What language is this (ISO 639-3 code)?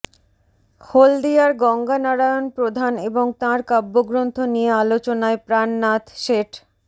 ben